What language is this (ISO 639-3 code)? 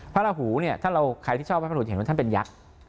tha